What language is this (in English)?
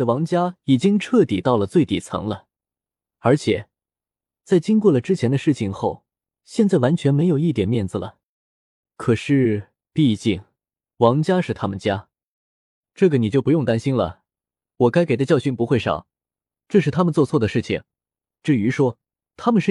Chinese